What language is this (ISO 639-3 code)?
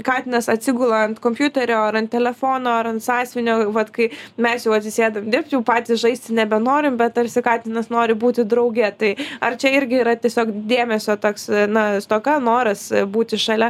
lit